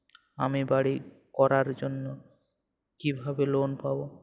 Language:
Bangla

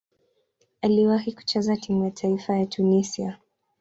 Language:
Swahili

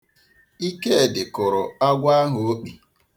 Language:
Igbo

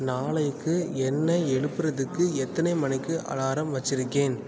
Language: Tamil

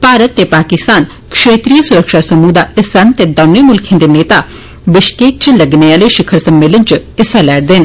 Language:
Dogri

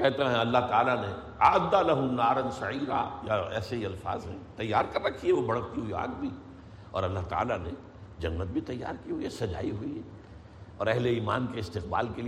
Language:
Urdu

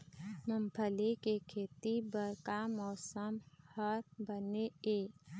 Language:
Chhattisgarhi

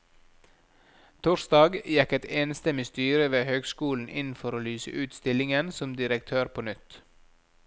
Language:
Norwegian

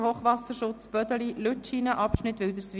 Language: Swiss German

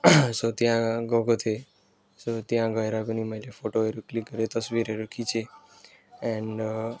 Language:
Nepali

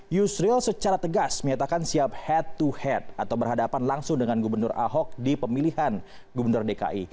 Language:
Indonesian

